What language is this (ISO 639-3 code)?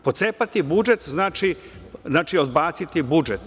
srp